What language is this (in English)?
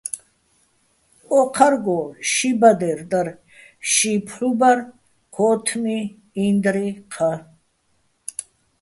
Bats